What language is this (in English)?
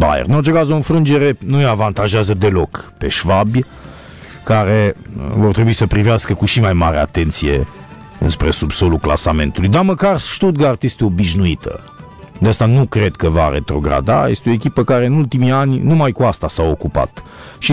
Romanian